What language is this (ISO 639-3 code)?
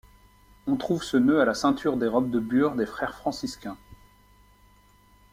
fra